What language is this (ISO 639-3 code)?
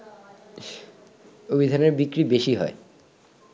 ben